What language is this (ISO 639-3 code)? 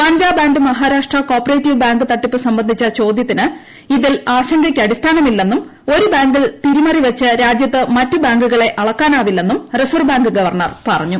mal